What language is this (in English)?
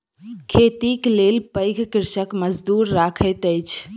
Maithili